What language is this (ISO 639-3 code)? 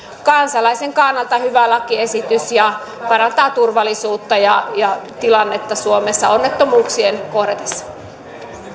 fin